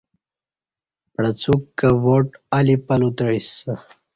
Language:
Kati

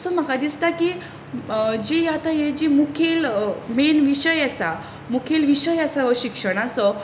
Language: Konkani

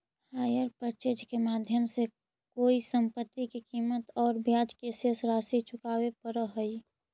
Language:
Magahi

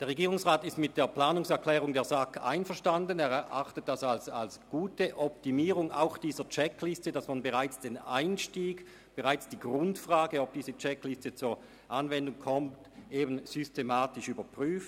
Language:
Swiss German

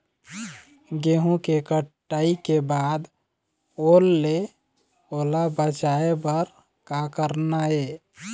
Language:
Chhattisgarhi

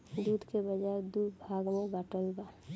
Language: Bhojpuri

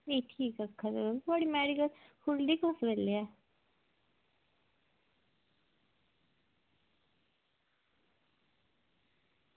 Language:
Dogri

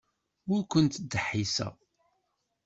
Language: Kabyle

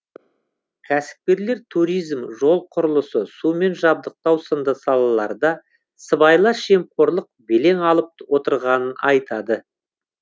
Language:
Kazakh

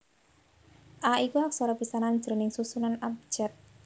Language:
Javanese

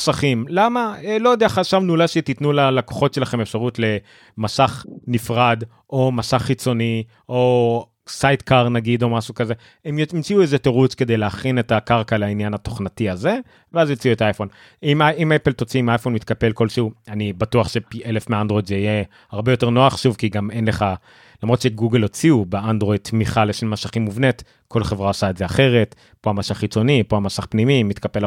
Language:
Hebrew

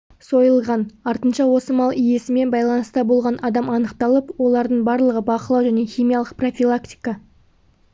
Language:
Kazakh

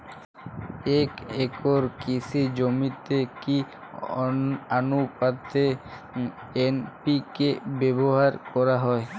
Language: Bangla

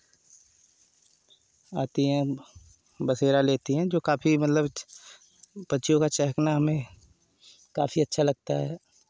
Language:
Hindi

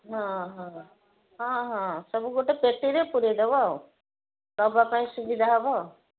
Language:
Odia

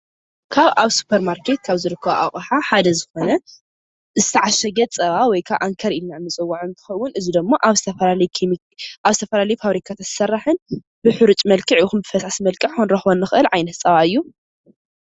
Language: Tigrinya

